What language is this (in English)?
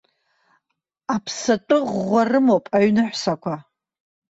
Abkhazian